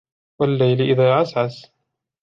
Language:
Arabic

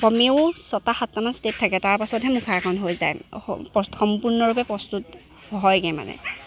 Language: Assamese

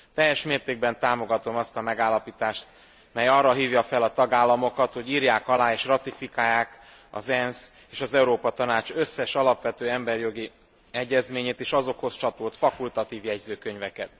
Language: Hungarian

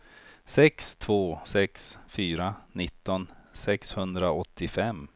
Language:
Swedish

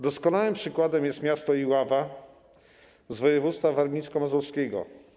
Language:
Polish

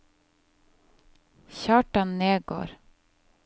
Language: Norwegian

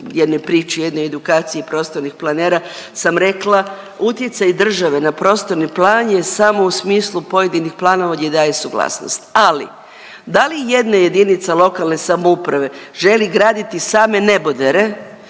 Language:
Croatian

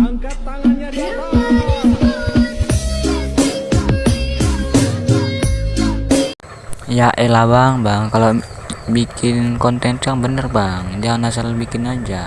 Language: Indonesian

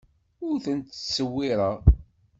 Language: Kabyle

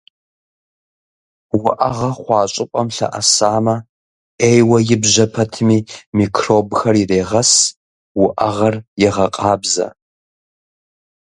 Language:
Kabardian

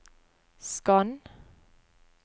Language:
Norwegian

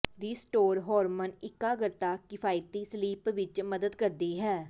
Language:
Punjabi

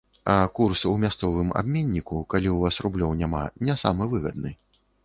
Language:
Belarusian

